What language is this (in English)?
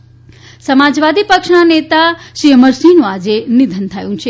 Gujarati